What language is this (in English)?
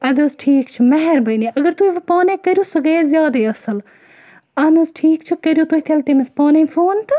Kashmiri